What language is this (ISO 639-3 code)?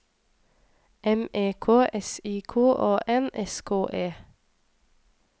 nor